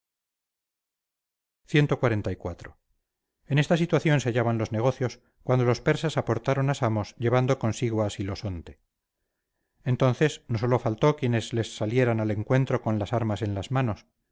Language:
Spanish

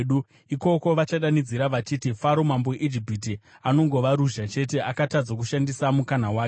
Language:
Shona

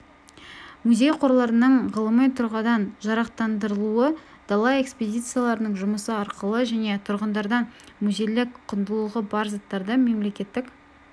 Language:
Kazakh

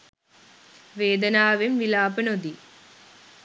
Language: Sinhala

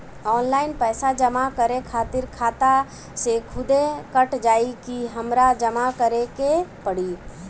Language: Bhojpuri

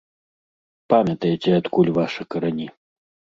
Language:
Belarusian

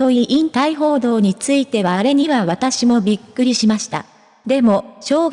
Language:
Japanese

